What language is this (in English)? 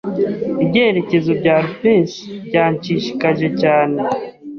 Kinyarwanda